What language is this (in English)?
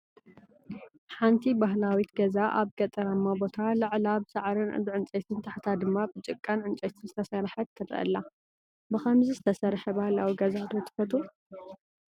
Tigrinya